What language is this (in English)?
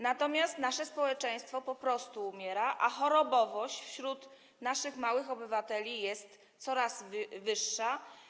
Polish